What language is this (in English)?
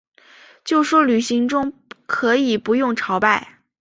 Chinese